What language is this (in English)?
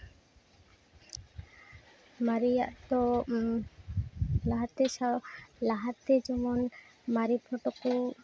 Santali